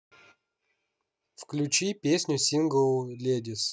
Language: Russian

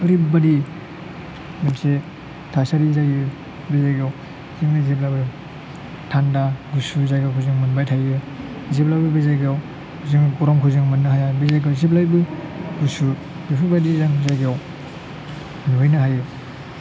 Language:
Bodo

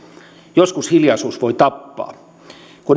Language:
Finnish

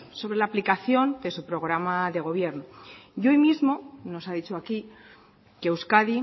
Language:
Spanish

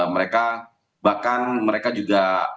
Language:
Indonesian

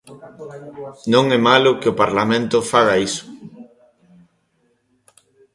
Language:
Galician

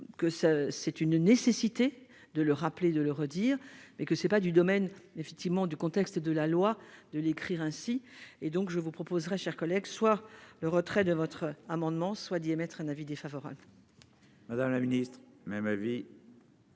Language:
French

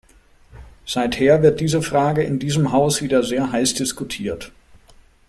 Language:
German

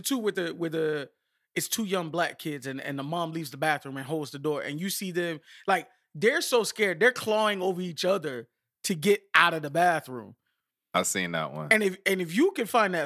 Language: English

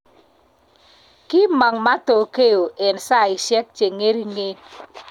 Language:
Kalenjin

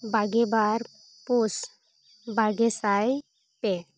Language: Santali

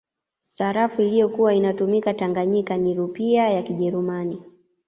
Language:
Swahili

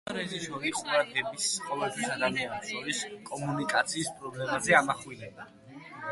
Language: Georgian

